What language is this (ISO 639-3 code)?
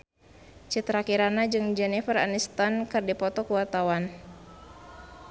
sun